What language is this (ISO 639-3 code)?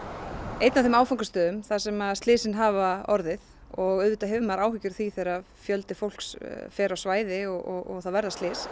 isl